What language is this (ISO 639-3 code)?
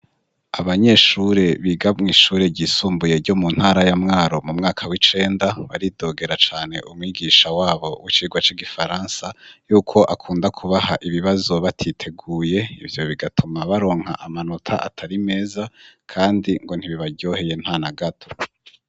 run